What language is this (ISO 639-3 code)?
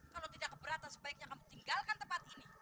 ind